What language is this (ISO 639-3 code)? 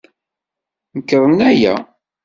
kab